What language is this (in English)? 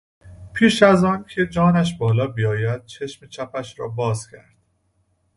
Persian